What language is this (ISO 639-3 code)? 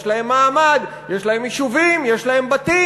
heb